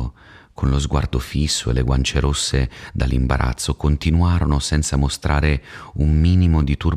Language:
Italian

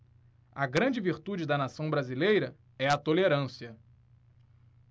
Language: Portuguese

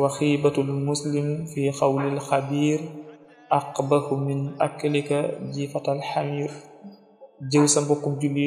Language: Arabic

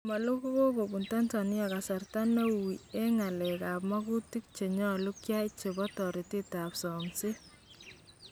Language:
Kalenjin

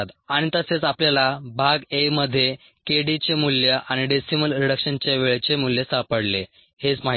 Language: Marathi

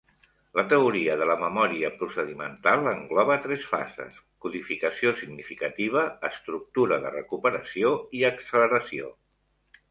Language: Catalan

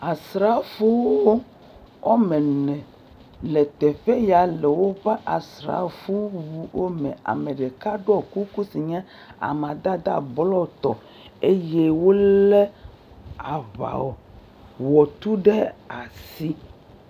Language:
Ewe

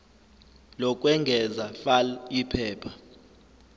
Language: Zulu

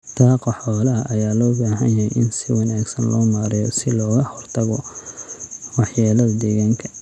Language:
Somali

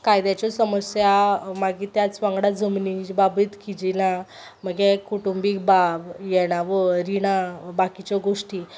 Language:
Konkani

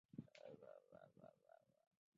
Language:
Chinese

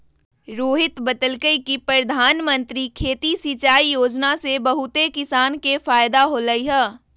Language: Magahi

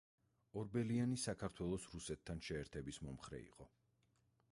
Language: Georgian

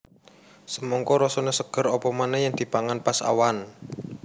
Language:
Javanese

